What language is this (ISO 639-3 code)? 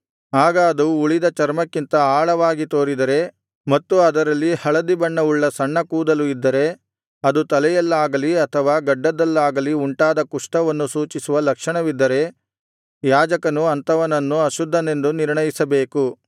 kan